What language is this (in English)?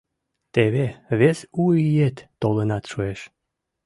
Mari